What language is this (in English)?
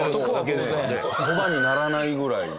Japanese